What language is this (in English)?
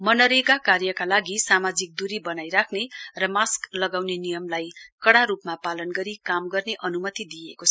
Nepali